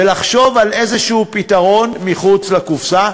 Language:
Hebrew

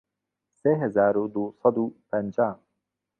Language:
Central Kurdish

